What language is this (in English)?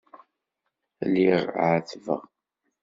Kabyle